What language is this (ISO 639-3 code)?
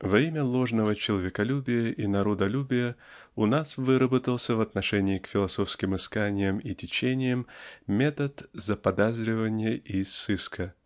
rus